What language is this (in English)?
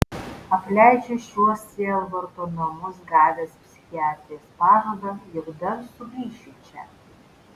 Lithuanian